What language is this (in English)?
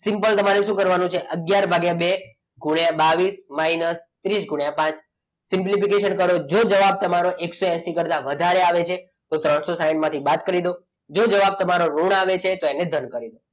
Gujarati